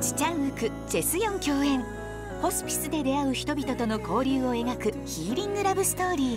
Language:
Japanese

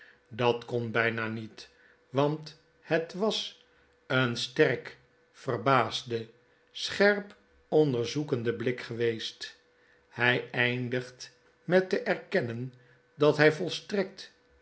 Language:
Dutch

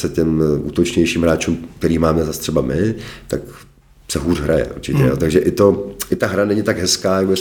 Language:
Czech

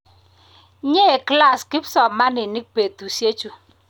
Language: Kalenjin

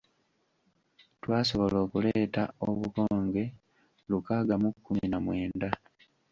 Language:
Ganda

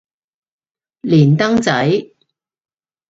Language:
Cantonese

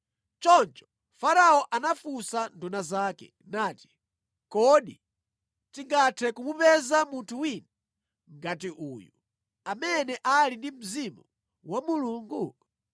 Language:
Nyanja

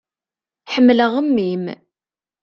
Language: Kabyle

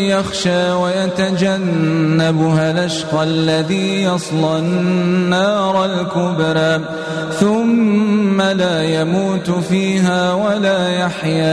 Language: Arabic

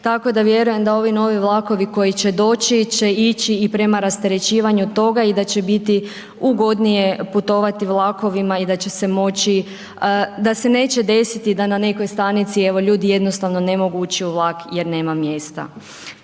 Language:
Croatian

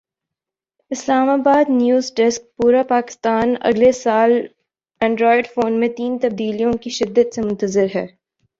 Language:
Urdu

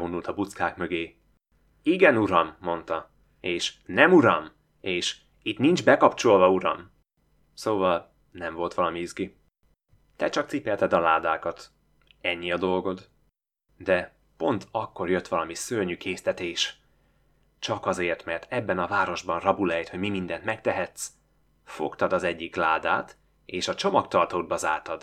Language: Hungarian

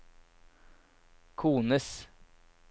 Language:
Norwegian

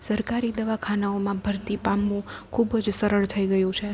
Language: Gujarati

